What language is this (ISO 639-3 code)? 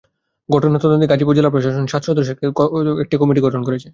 ben